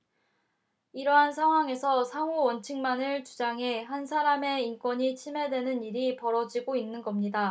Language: Korean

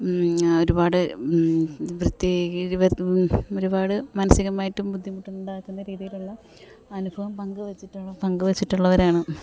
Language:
Malayalam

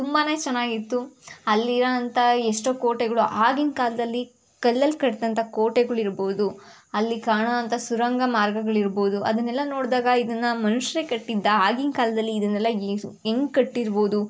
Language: Kannada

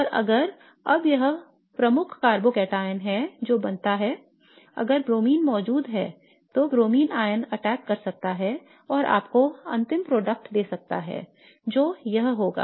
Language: Hindi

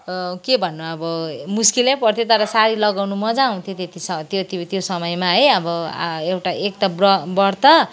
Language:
Nepali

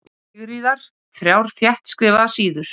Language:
Icelandic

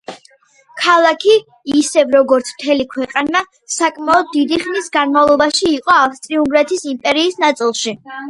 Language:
Georgian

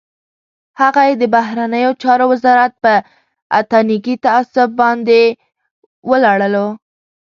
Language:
Pashto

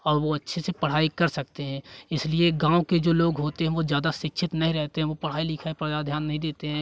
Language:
Hindi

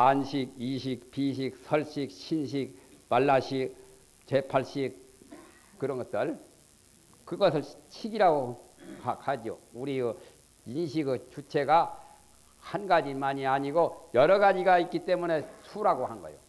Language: Korean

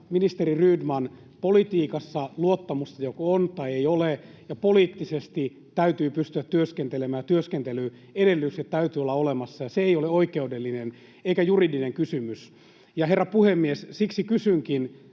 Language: Finnish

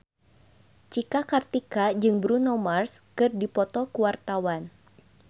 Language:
Sundanese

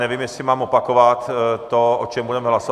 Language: Czech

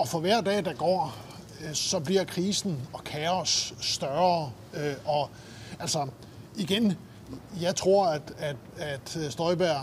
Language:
Danish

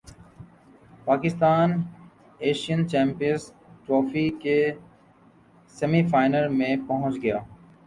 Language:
Urdu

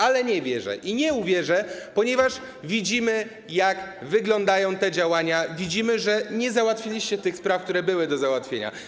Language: Polish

